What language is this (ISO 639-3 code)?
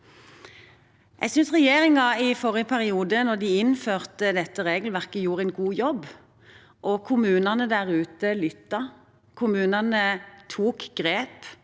nor